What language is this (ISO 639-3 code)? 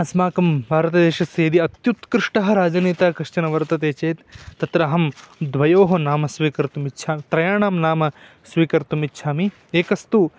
san